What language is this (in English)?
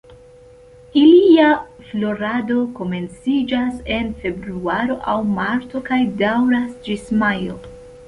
Esperanto